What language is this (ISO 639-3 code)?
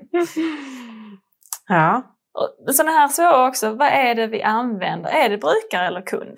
swe